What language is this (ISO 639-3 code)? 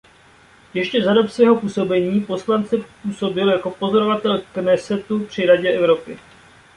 ces